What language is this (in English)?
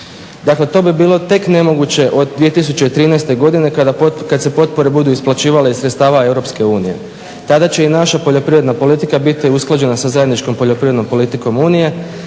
Croatian